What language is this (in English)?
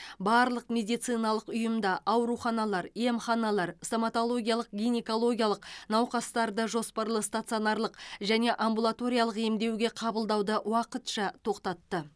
Kazakh